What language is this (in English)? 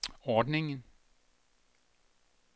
Danish